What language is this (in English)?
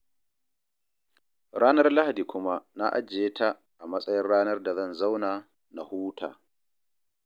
Hausa